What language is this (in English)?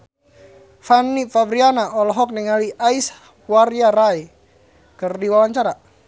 Sundanese